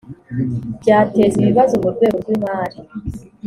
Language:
Kinyarwanda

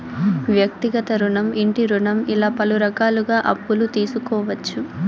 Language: Telugu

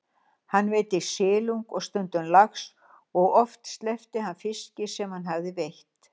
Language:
Icelandic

